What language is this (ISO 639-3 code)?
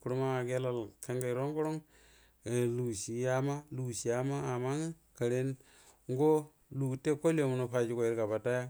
bdm